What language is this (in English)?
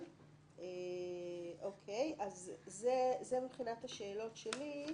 Hebrew